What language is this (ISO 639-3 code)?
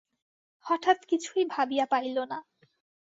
ben